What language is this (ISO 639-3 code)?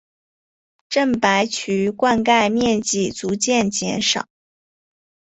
zho